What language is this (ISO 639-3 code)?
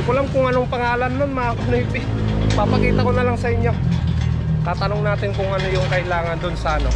fil